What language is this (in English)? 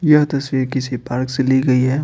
Hindi